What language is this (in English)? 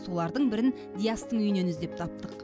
Kazakh